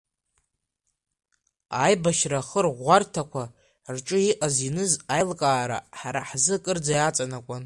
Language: Abkhazian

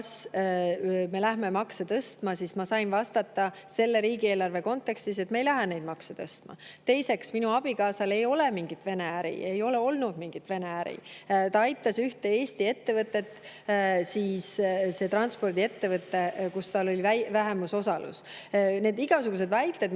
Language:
Estonian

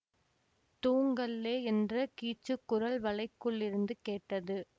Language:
Tamil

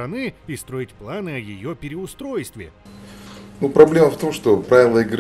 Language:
Russian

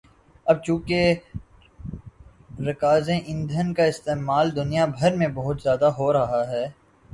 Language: Urdu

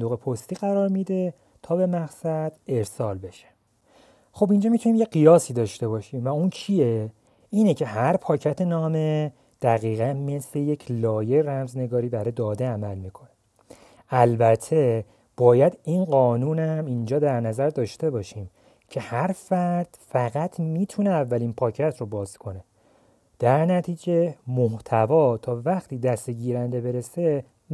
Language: Persian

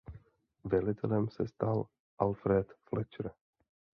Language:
Czech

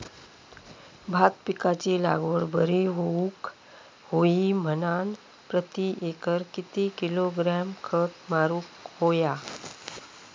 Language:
Marathi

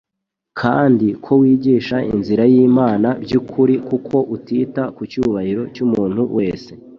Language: Kinyarwanda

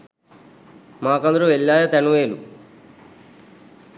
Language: Sinhala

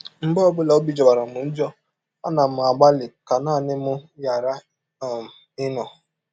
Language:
Igbo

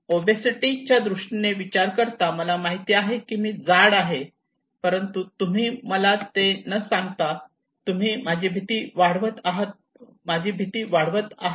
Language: Marathi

